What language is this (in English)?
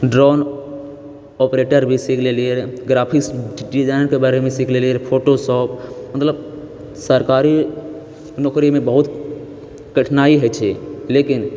Maithili